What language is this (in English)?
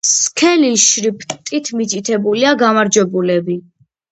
Georgian